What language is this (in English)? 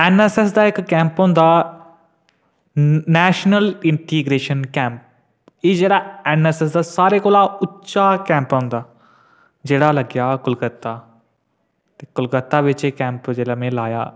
Dogri